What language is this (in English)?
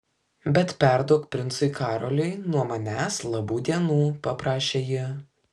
Lithuanian